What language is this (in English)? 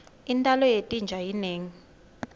Swati